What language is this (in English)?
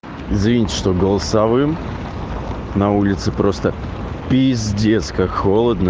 Russian